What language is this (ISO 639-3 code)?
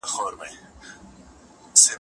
pus